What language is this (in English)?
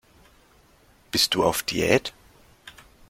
German